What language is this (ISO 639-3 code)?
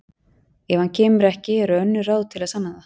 isl